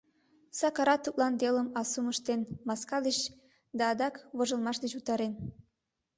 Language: Mari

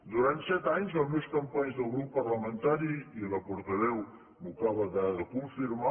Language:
Catalan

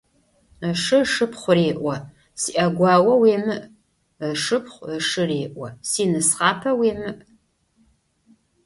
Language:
Adyghe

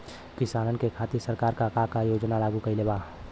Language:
Bhojpuri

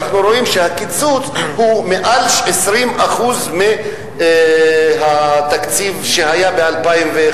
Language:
Hebrew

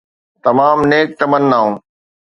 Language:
Sindhi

